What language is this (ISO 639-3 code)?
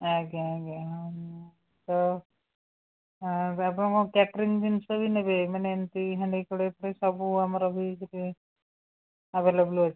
ori